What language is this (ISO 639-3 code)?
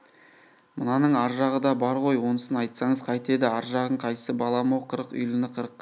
kaz